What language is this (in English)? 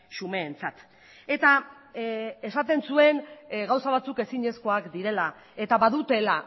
Basque